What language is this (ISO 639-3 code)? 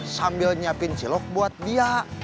ind